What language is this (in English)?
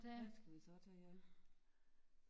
Danish